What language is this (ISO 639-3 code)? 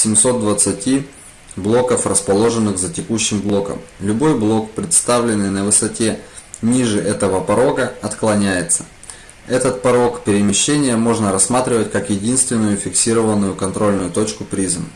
rus